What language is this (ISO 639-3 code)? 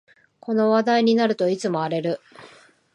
jpn